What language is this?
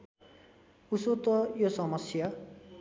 Nepali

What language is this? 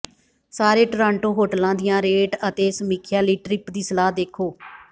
Punjabi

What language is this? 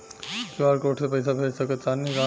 Bhojpuri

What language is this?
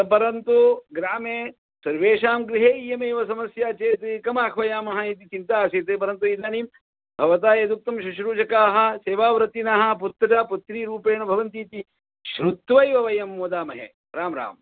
Sanskrit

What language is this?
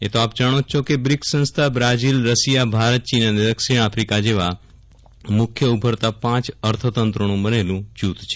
Gujarati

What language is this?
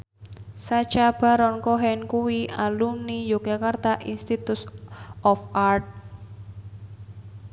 Javanese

